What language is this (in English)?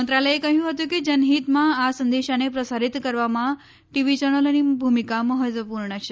Gujarati